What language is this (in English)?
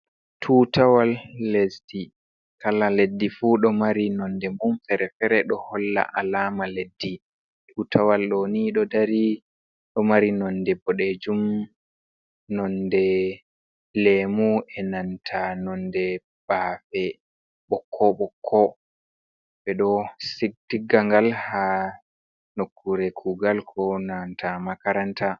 Fula